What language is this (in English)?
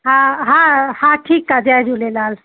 Sindhi